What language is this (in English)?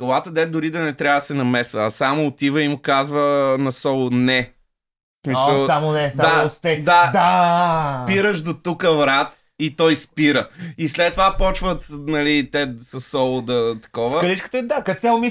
Bulgarian